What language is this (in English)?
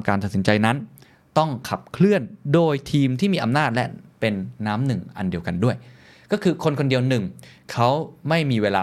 Thai